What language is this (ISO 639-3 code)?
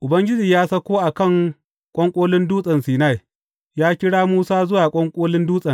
hau